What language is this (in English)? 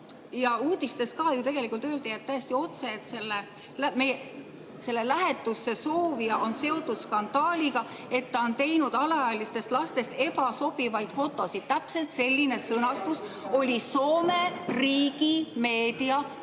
Estonian